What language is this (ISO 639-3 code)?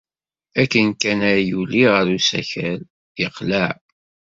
kab